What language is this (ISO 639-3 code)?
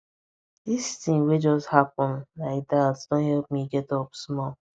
pcm